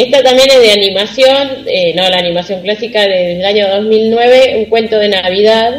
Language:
Spanish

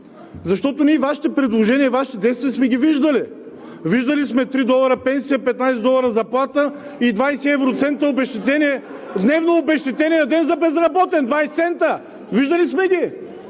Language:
Bulgarian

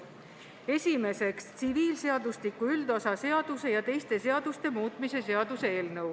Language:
Estonian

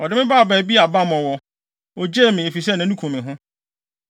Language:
Akan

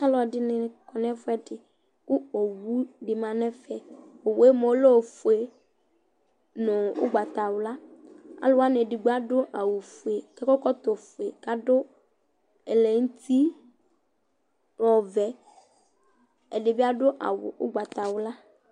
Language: Ikposo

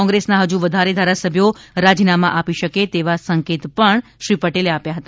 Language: Gujarati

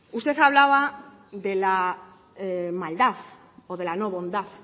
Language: Spanish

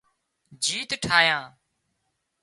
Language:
Wadiyara Koli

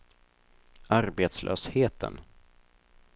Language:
Swedish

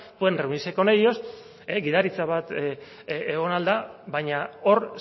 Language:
Basque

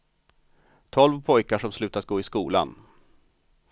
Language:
Swedish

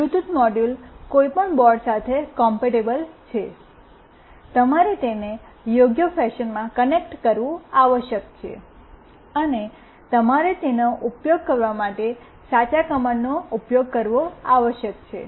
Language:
Gujarati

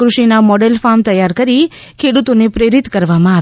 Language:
Gujarati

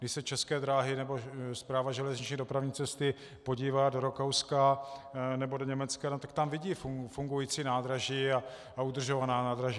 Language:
Czech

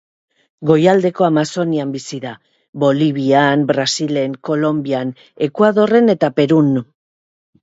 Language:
Basque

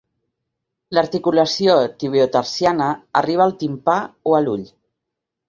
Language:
Catalan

